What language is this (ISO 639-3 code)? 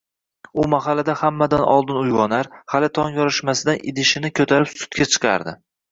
uzb